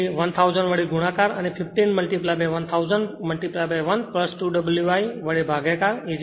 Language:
Gujarati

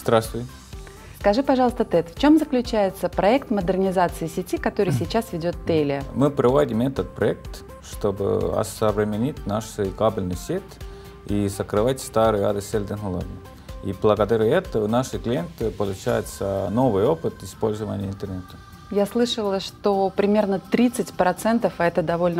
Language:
Russian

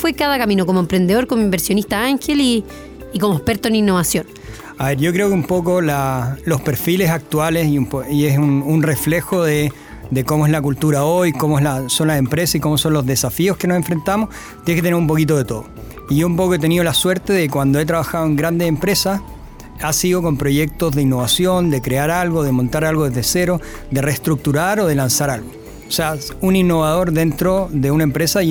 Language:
Spanish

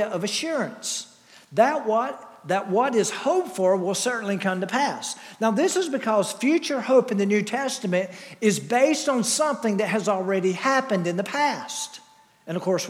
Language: English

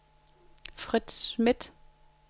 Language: Danish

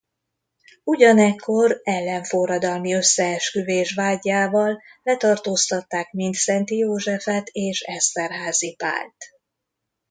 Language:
Hungarian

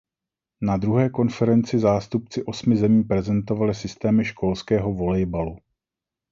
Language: Czech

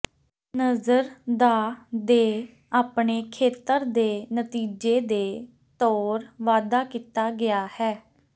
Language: Punjabi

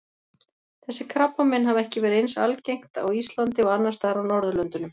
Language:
Icelandic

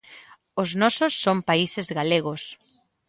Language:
Galician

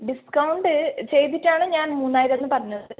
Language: Malayalam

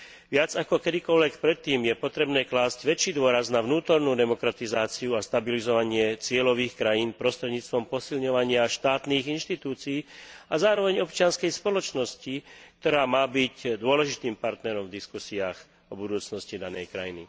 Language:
Slovak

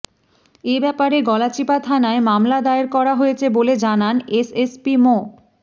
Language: Bangla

